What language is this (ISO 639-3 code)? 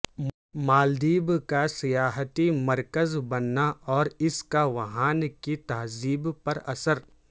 urd